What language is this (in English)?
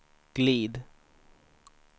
Swedish